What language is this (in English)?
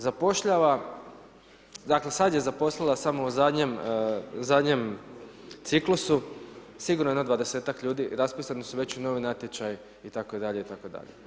Croatian